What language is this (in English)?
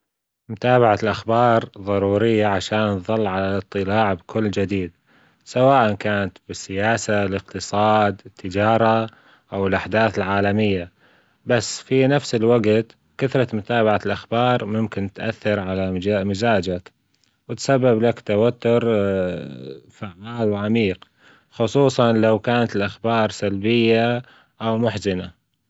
Gulf Arabic